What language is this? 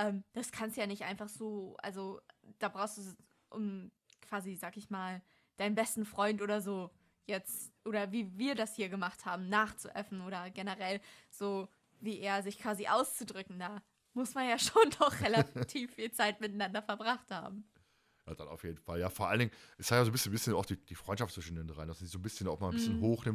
German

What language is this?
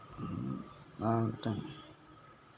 Santali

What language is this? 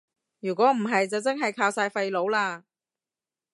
Cantonese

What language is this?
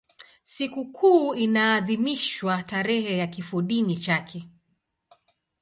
Swahili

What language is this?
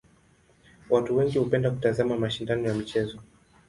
Swahili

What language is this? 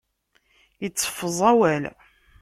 Kabyle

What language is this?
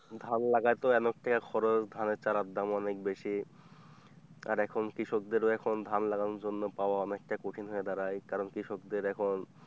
Bangla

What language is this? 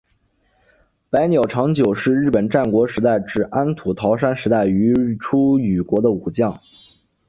Chinese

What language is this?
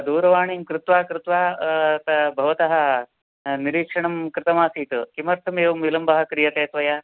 Sanskrit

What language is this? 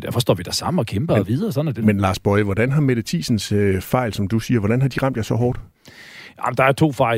Danish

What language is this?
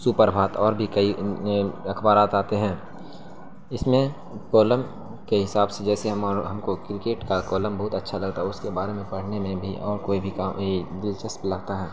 Urdu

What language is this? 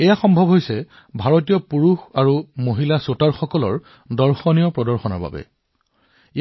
Assamese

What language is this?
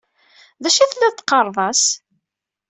Kabyle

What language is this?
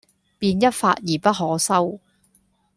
Cantonese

